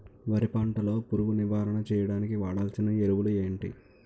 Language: Telugu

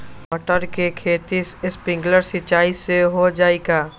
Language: Magahi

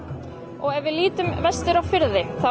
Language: Icelandic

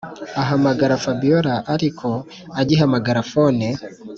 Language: Kinyarwanda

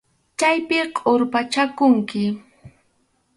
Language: Arequipa-La Unión Quechua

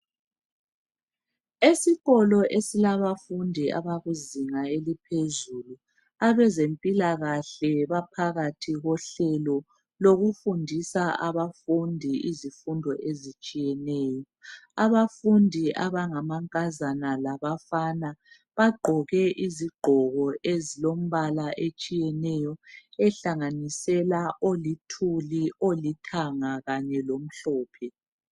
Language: North Ndebele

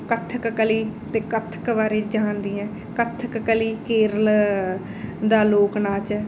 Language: Punjabi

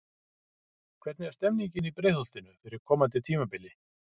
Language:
Icelandic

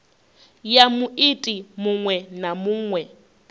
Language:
Venda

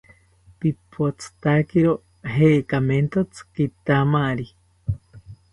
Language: South Ucayali Ashéninka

